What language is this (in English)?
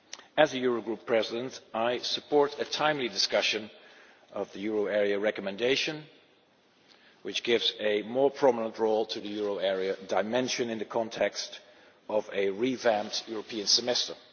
English